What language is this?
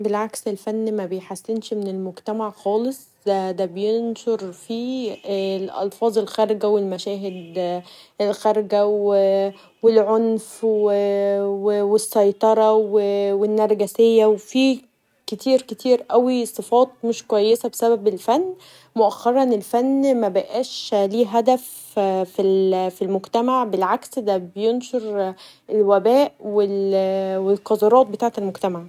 Egyptian Arabic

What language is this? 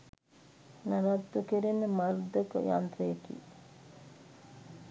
Sinhala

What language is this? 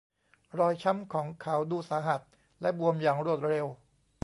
Thai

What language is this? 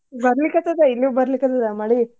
Kannada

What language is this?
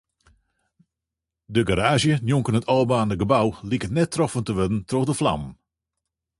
Western Frisian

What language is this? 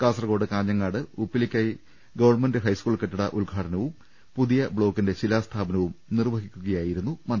Malayalam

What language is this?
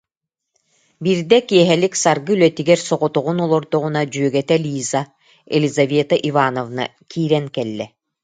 Yakut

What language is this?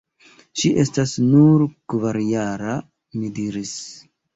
Esperanto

